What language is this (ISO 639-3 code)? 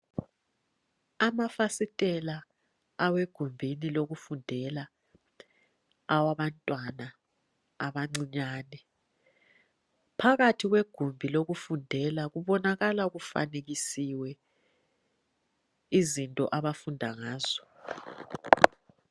nde